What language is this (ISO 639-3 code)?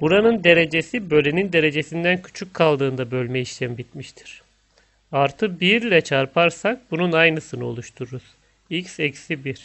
tur